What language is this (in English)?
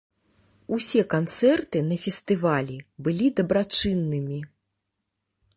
Belarusian